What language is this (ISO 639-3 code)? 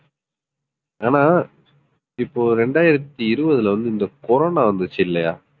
tam